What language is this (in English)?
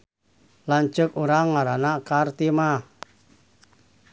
Sundanese